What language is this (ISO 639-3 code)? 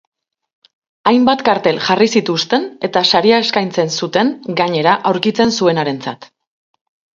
eus